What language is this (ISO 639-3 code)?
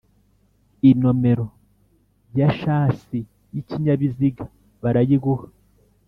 kin